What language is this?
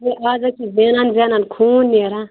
Kashmiri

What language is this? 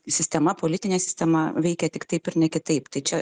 Lithuanian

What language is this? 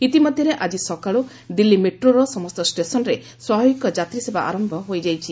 Odia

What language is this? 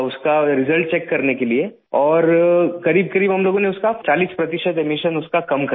Hindi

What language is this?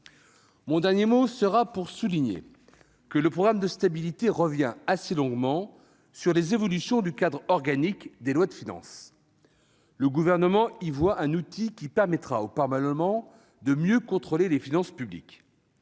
French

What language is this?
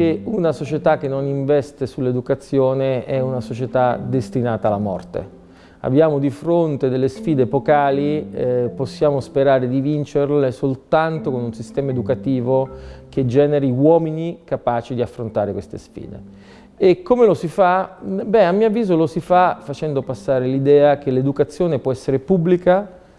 Italian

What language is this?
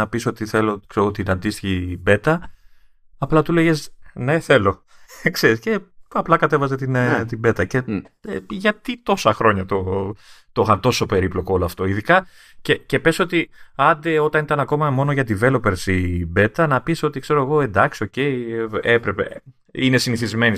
Greek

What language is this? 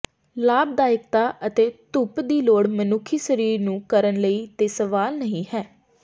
Punjabi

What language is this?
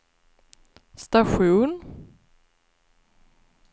Swedish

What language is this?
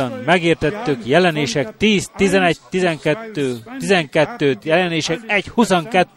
Hungarian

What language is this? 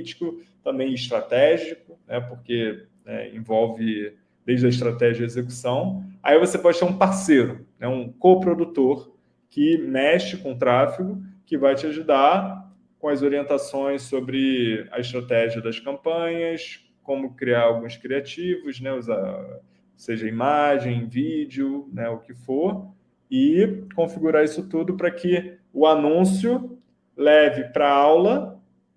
Portuguese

